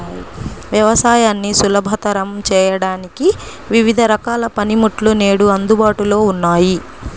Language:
Telugu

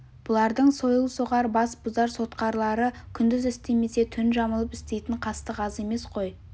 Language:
Kazakh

